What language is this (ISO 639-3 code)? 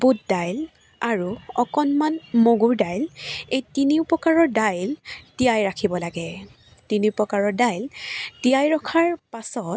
asm